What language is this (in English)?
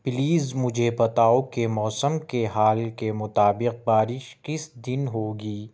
Urdu